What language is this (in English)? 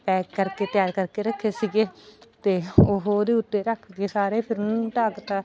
Punjabi